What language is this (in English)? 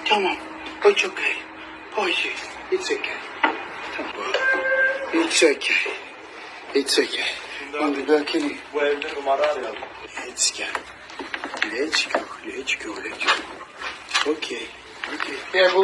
Turkish